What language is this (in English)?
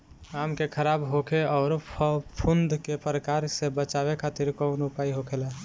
Bhojpuri